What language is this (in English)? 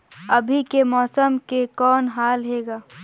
Chhattisgarhi